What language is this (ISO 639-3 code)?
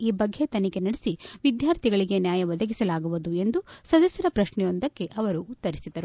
kan